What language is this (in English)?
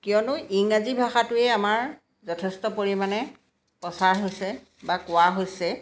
Assamese